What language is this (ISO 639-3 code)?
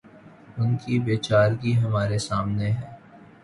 urd